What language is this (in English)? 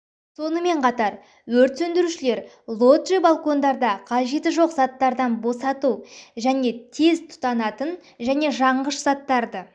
Kazakh